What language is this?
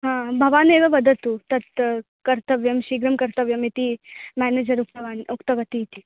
Sanskrit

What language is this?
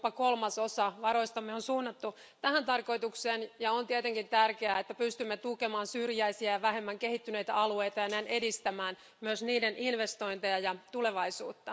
Finnish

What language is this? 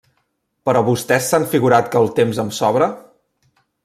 Catalan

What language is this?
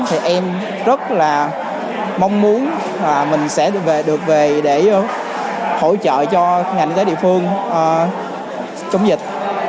Vietnamese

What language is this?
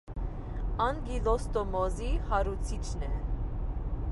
Armenian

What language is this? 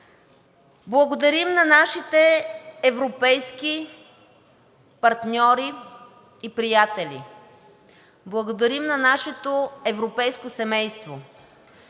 Bulgarian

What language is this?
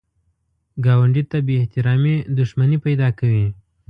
Pashto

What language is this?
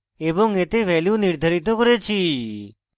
Bangla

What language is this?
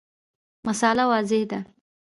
Pashto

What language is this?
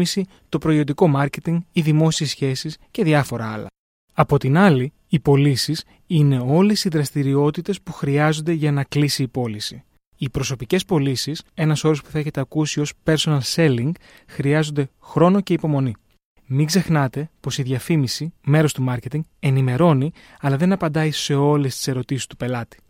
Greek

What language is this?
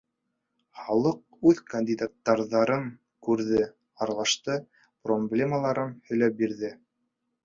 Bashkir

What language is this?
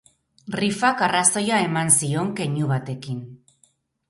Basque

